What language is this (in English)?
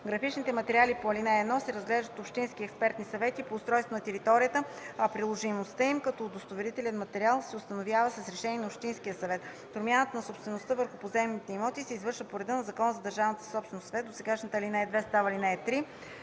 Bulgarian